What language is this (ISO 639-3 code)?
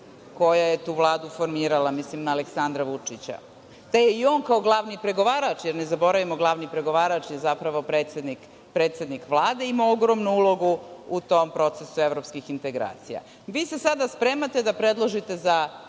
srp